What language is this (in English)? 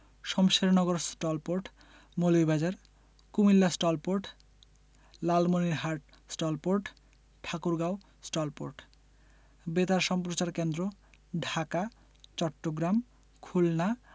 Bangla